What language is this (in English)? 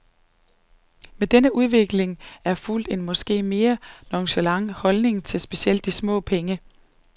Danish